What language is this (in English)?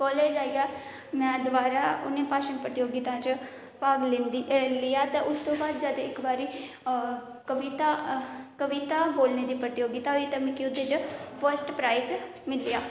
Dogri